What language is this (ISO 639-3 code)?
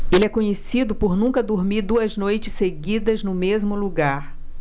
por